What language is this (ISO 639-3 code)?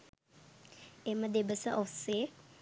sin